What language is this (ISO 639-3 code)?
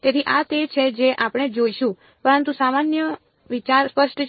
guj